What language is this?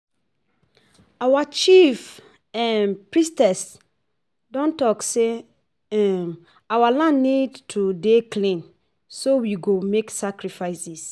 Nigerian Pidgin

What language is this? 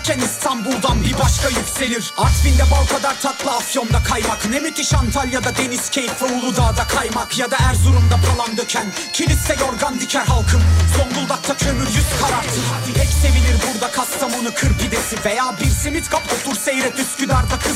Turkish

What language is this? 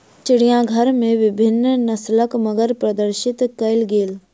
Maithili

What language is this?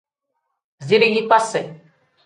Tem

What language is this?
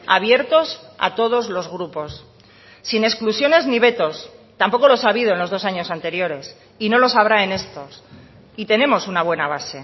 Spanish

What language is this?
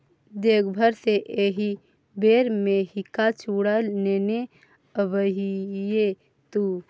Maithili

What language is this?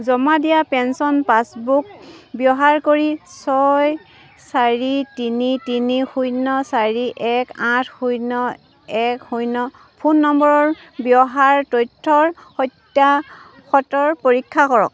Assamese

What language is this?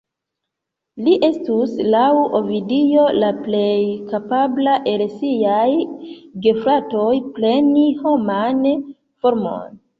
Esperanto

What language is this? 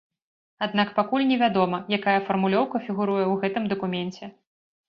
Belarusian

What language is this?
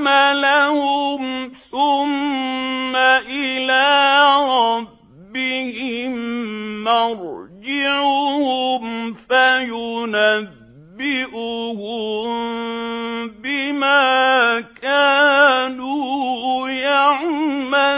Arabic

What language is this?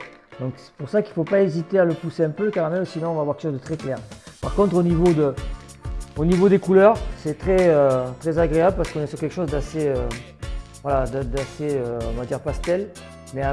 French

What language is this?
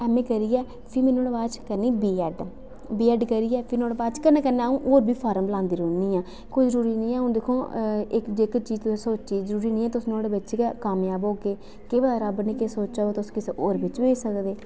Dogri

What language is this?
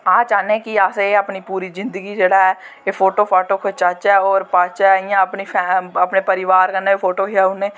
Dogri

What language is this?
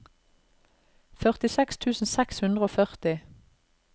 Norwegian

